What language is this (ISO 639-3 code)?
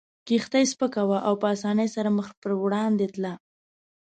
pus